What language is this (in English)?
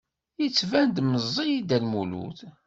Kabyle